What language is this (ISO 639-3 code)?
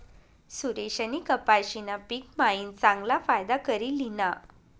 mar